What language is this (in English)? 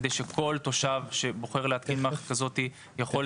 Hebrew